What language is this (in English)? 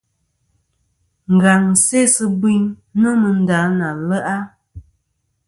Kom